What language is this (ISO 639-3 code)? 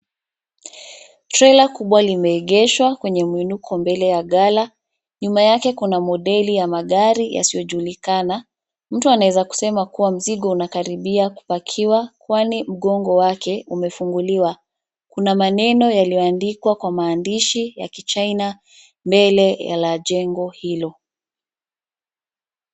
swa